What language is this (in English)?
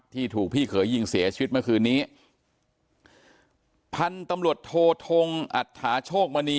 Thai